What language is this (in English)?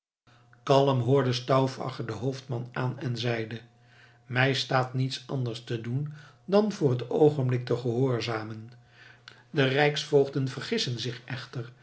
Dutch